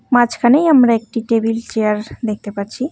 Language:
Bangla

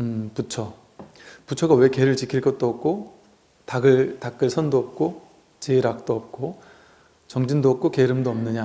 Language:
Korean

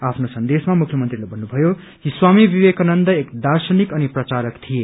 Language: Nepali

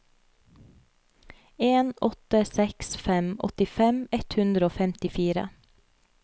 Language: Norwegian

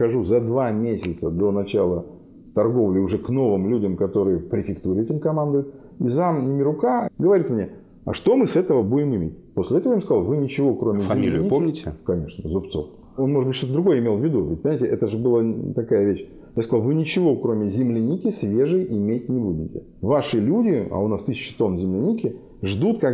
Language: Russian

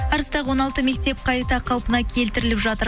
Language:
Kazakh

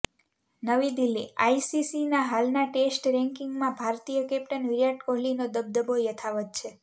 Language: Gujarati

